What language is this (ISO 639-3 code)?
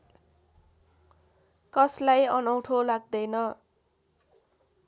nep